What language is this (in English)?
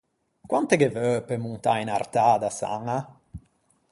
Ligurian